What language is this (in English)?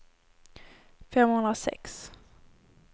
Swedish